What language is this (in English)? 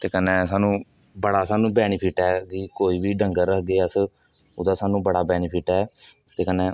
Dogri